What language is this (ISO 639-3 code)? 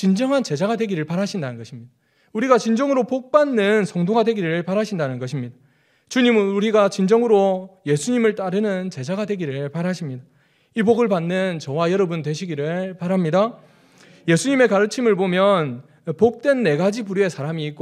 kor